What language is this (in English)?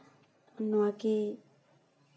Santali